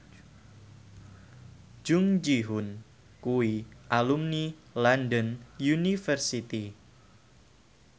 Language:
Javanese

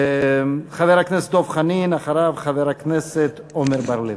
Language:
Hebrew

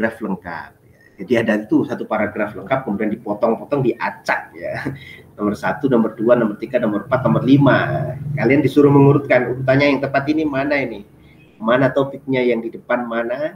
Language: Indonesian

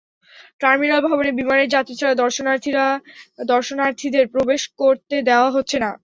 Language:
Bangla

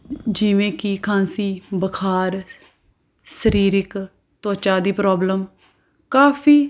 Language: Punjabi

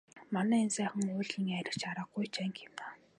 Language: Mongolian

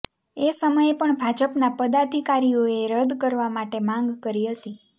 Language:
Gujarati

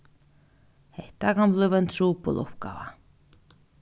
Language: Faroese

